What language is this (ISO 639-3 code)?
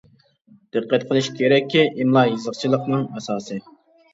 uig